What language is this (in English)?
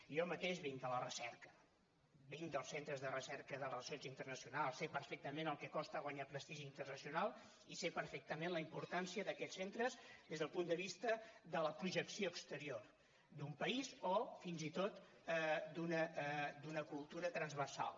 Catalan